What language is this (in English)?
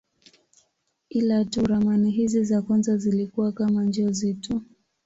Swahili